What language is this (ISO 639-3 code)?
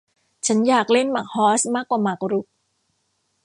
tha